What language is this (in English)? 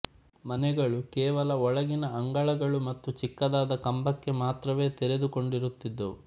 Kannada